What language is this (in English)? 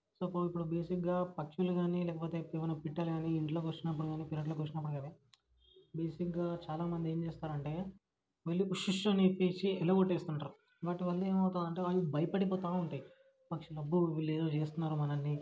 Telugu